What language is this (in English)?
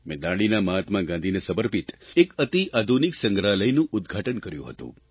Gujarati